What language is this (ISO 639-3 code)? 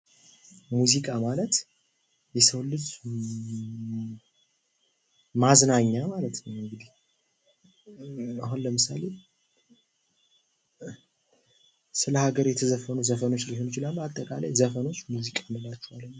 amh